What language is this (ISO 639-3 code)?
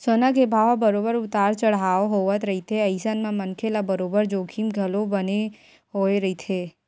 hne